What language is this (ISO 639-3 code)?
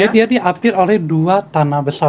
ind